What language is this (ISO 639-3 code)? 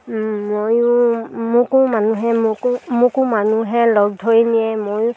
asm